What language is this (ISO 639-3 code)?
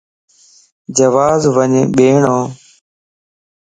lss